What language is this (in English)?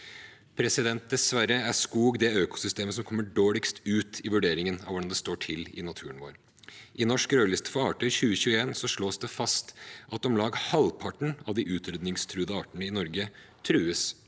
Norwegian